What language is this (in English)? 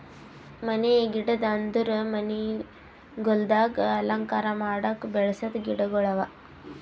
Kannada